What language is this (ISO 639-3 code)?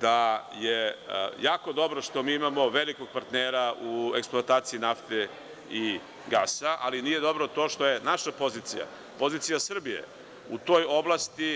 srp